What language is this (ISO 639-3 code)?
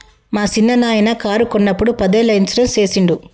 tel